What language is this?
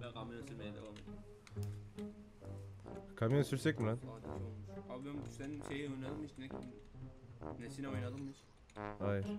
Turkish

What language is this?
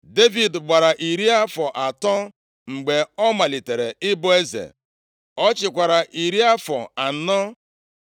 Igbo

